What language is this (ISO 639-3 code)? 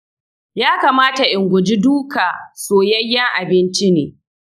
hau